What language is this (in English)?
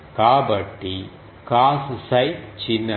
Telugu